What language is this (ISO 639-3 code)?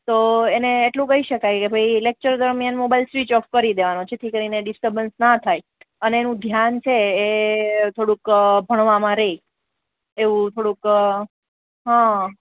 guj